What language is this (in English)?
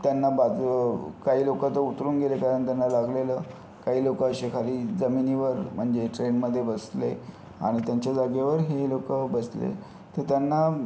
Marathi